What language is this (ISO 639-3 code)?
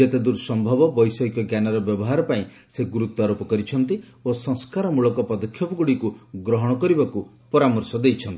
ori